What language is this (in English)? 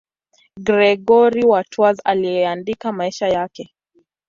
Swahili